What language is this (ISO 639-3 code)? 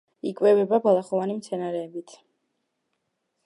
kat